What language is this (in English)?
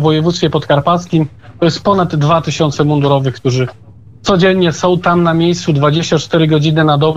Polish